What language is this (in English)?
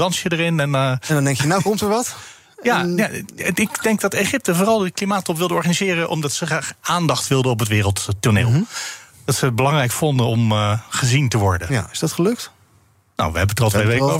Dutch